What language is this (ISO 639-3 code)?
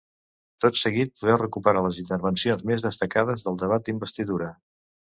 cat